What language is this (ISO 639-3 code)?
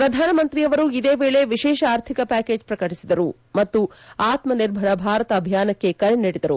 kan